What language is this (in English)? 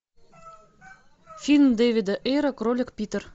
Russian